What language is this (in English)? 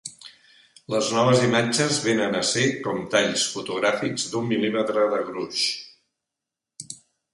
Catalan